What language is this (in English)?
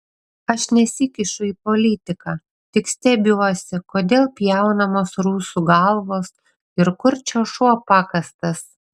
Lithuanian